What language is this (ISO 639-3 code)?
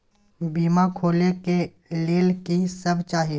mai